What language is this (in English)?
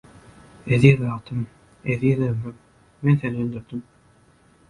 Turkmen